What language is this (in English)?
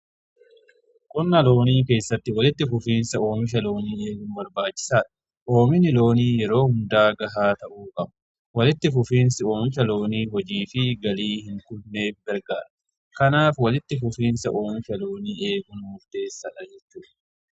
Oromo